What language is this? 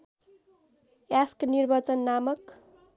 Nepali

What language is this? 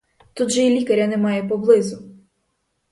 Ukrainian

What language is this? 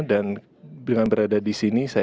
Indonesian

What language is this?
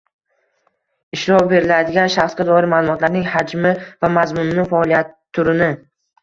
Uzbek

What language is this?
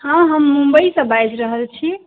Maithili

